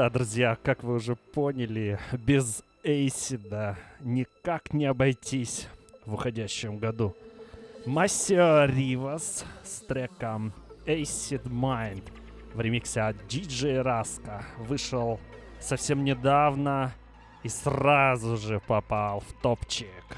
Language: Russian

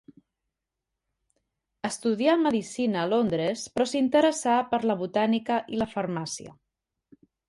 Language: Catalan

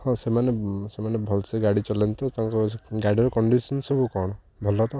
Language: Odia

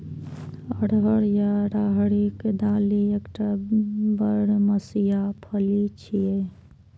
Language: Maithili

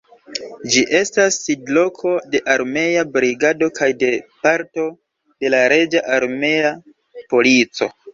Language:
Esperanto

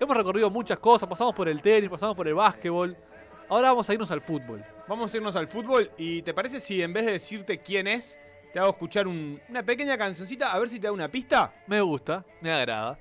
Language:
Spanish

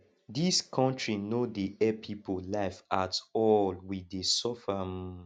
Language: Nigerian Pidgin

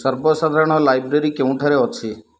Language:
Odia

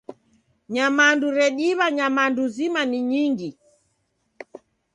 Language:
Taita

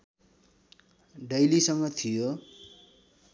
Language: Nepali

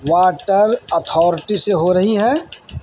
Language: Urdu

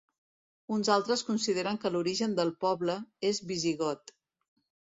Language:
Catalan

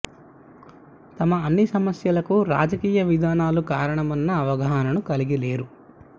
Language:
Telugu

